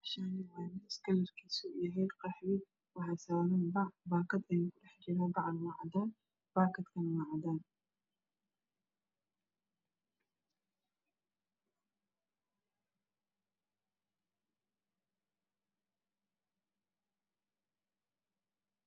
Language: Somali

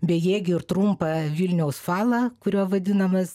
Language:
Lithuanian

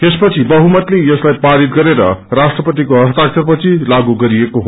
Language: Nepali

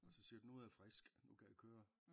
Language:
Danish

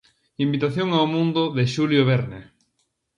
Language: Galician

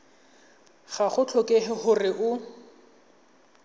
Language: Tswana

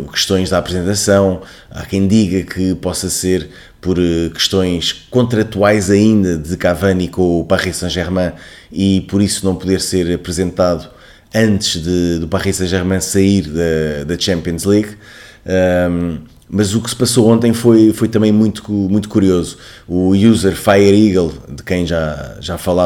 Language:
Portuguese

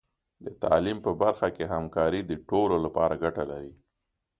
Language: Pashto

